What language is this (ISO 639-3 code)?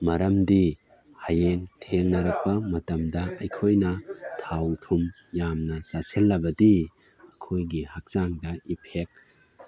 mni